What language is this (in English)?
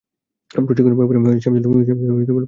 Bangla